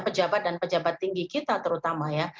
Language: Indonesian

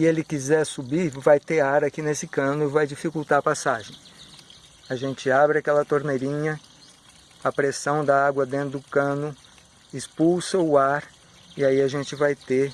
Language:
Portuguese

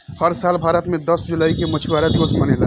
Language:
Bhojpuri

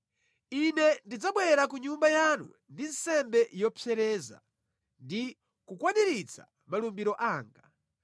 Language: Nyanja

